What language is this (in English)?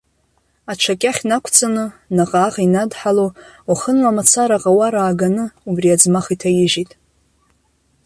Abkhazian